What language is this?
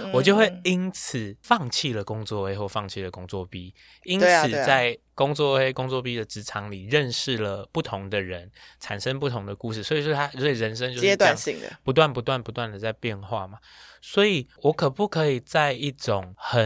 Chinese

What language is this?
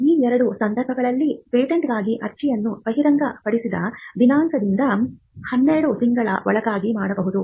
Kannada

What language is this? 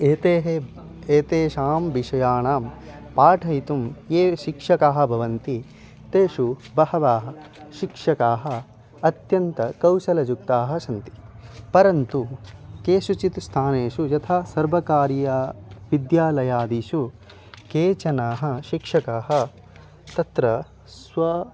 Sanskrit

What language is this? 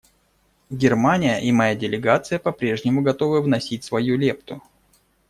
Russian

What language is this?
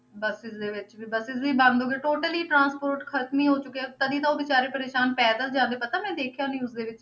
Punjabi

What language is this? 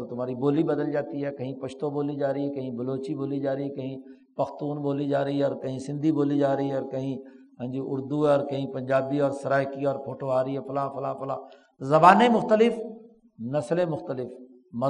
Urdu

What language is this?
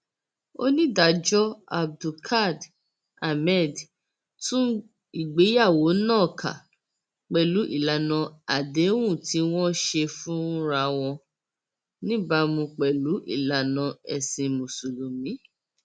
Yoruba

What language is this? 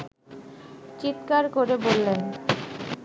Bangla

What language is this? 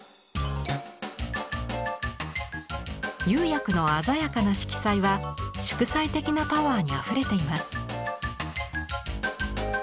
Japanese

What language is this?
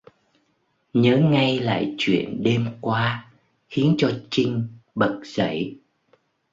Vietnamese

